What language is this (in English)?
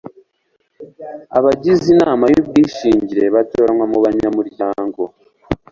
Kinyarwanda